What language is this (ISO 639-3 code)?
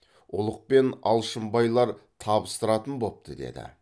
kaz